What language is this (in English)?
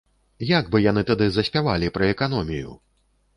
Belarusian